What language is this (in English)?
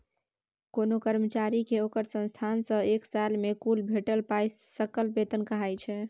Maithili